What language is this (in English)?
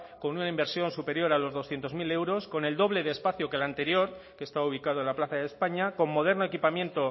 Spanish